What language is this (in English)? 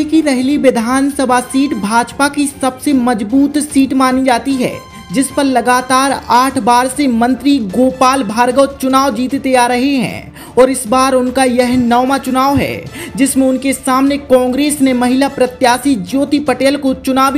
Hindi